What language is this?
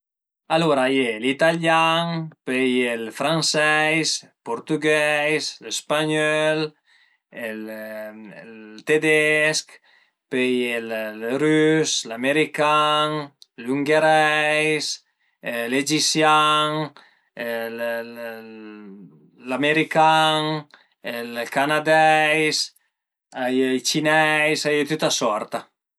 Piedmontese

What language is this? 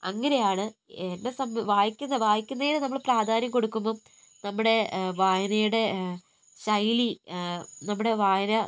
Malayalam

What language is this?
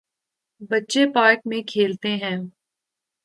Urdu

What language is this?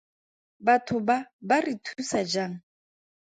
Tswana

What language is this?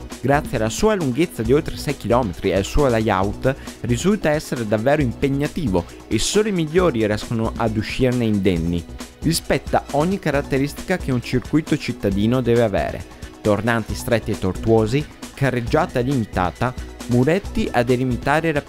Italian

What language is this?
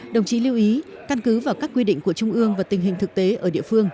Vietnamese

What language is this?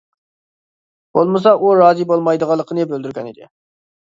Uyghur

